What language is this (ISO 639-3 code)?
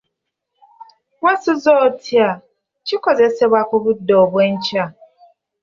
lug